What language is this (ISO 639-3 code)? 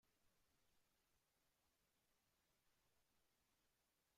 spa